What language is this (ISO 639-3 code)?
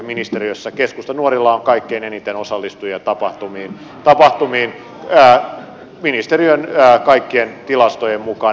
fin